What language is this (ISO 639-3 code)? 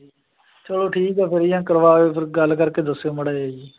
pan